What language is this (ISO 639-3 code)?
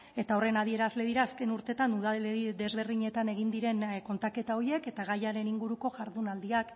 eus